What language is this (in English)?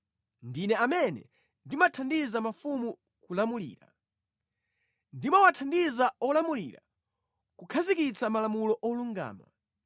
Nyanja